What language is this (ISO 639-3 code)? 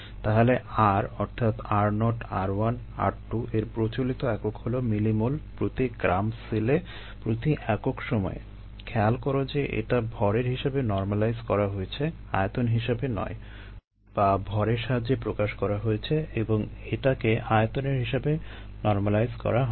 ben